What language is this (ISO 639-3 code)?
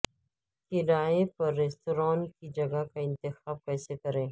urd